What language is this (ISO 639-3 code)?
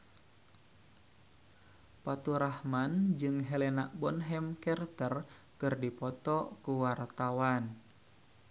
sun